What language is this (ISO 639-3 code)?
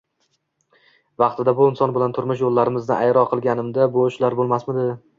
uzb